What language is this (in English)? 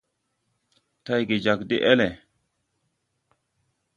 Tupuri